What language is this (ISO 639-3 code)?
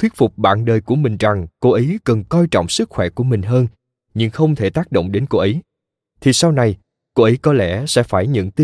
vie